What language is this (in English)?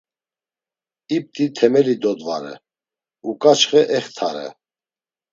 Laz